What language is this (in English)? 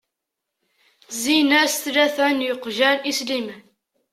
Kabyle